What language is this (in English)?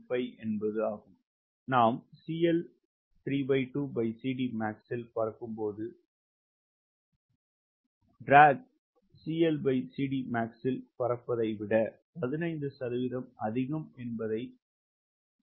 Tamil